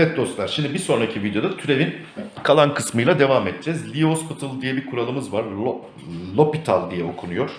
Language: Turkish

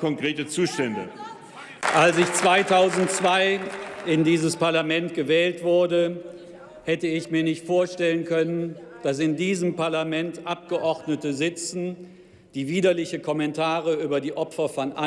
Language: German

